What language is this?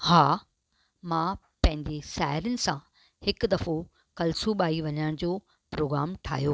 Sindhi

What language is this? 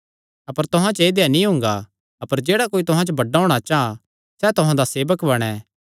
Kangri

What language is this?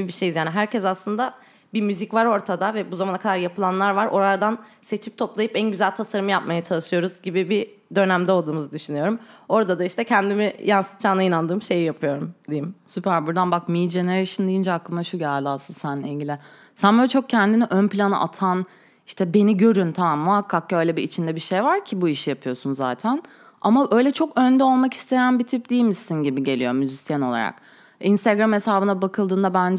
Turkish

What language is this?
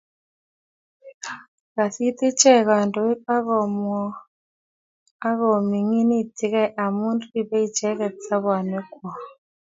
Kalenjin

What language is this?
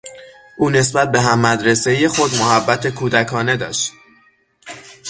Persian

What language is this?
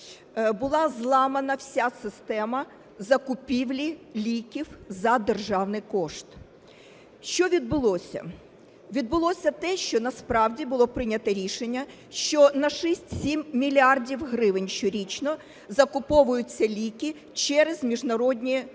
Ukrainian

